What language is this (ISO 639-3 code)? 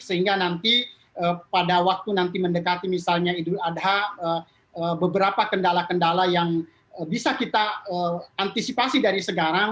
ind